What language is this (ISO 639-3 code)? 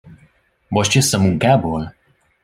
hun